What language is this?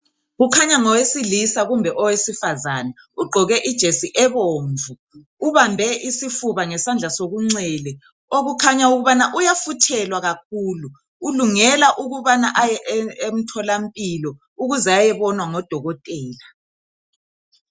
North Ndebele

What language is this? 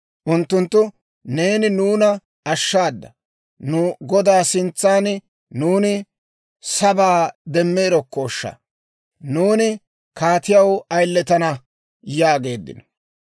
Dawro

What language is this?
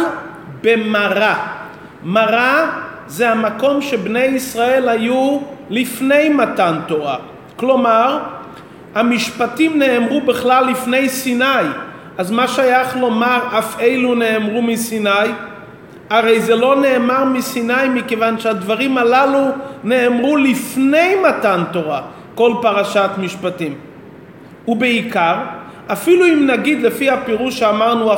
Hebrew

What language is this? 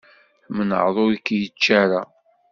Kabyle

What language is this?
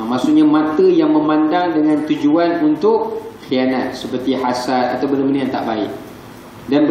Malay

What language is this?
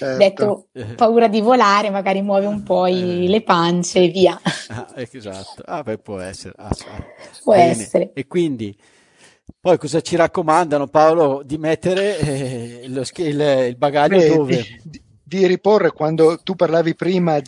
Italian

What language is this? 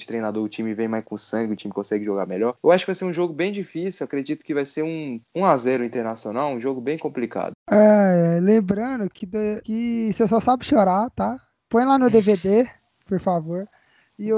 Portuguese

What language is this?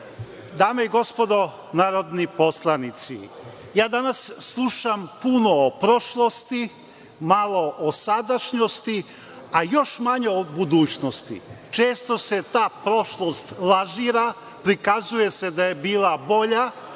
Serbian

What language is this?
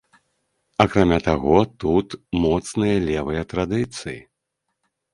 Belarusian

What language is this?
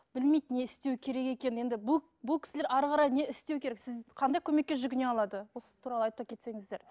Kazakh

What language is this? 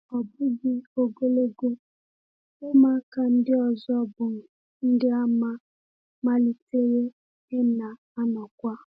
Igbo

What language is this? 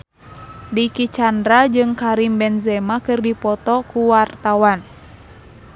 Sundanese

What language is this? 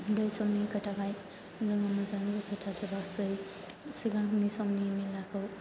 Bodo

